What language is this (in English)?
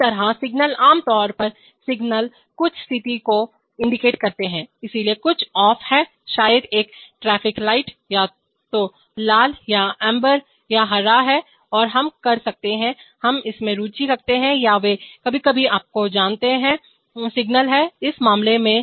Hindi